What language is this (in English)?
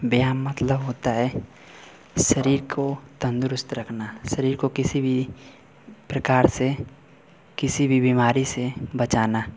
Hindi